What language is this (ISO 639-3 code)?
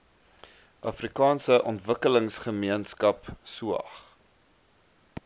afr